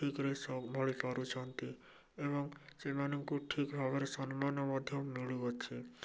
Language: Odia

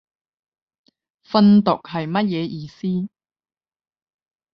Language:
Cantonese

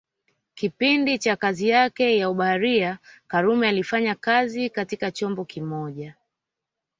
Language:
Swahili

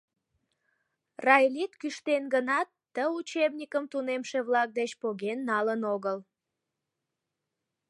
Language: Mari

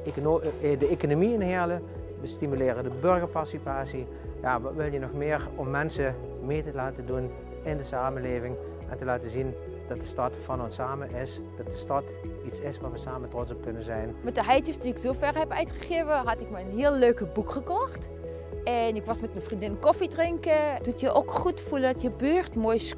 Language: Dutch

